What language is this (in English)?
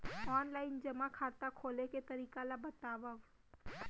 Chhattisgarhi